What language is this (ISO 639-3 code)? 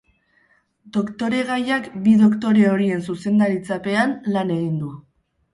eus